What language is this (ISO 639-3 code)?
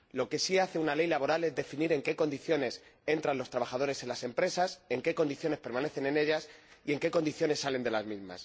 spa